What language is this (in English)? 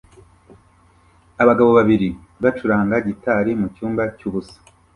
Kinyarwanda